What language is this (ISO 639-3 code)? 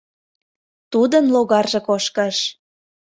chm